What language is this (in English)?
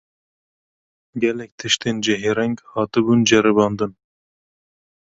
Kurdish